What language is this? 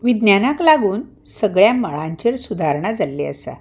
Konkani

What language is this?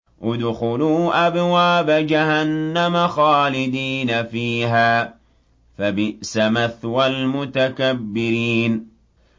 Arabic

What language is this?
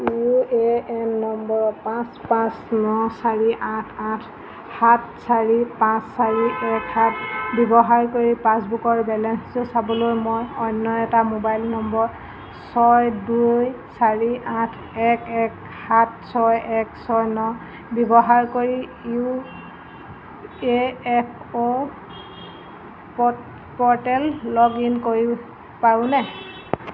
Assamese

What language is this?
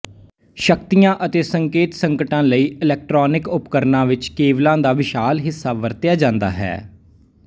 Punjabi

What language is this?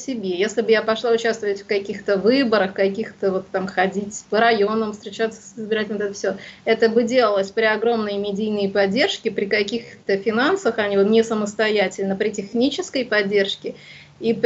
Russian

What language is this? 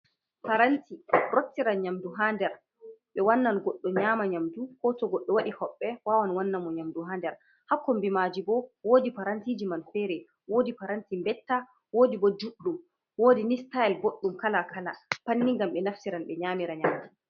Fula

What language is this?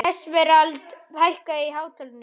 Icelandic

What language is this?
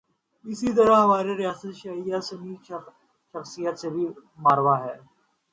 Urdu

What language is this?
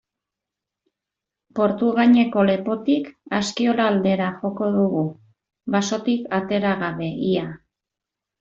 Basque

